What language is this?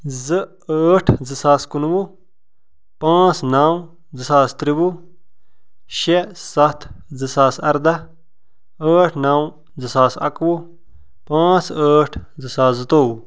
Kashmiri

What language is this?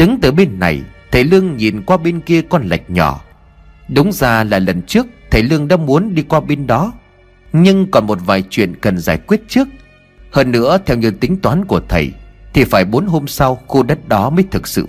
Vietnamese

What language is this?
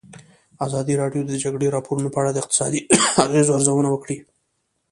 Pashto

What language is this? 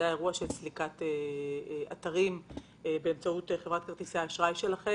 Hebrew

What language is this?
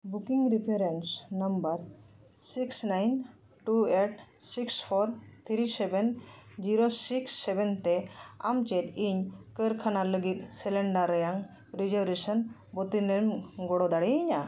Santali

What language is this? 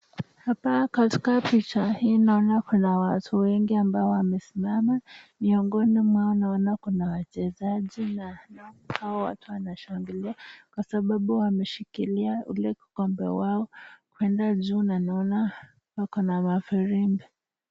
Swahili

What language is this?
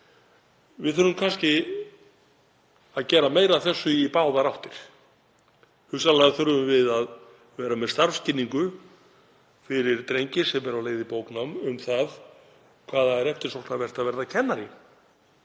Icelandic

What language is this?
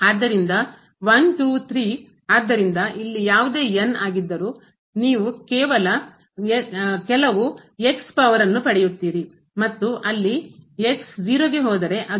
Kannada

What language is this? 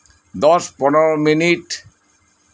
Santali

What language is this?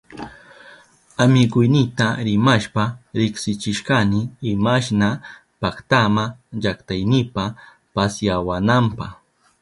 Southern Pastaza Quechua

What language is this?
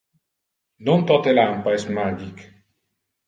Interlingua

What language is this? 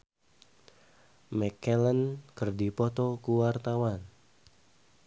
Sundanese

